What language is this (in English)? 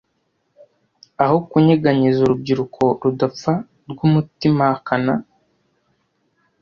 Kinyarwanda